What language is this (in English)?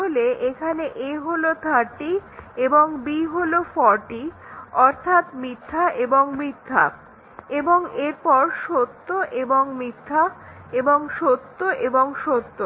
Bangla